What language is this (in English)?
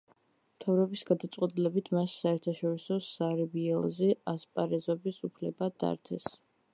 Georgian